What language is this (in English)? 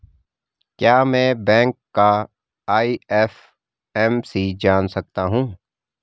Hindi